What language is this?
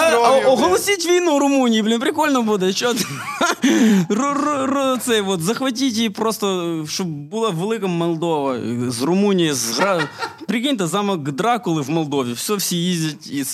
Russian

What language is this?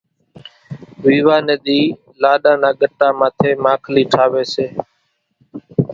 Kachi Koli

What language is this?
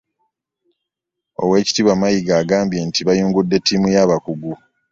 Ganda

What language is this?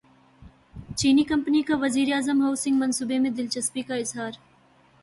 Urdu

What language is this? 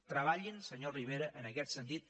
Catalan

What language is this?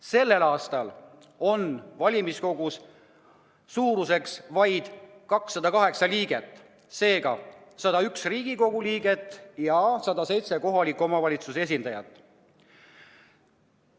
Estonian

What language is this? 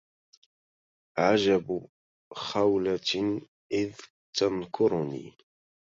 Arabic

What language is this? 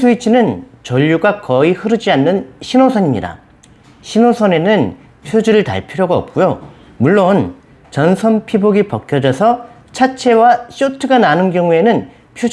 Korean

